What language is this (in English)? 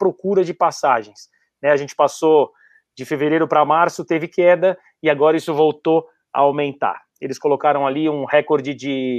Portuguese